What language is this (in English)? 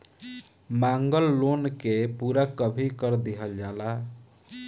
Bhojpuri